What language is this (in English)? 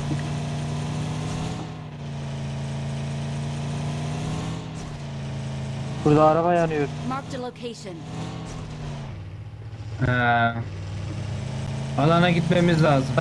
Turkish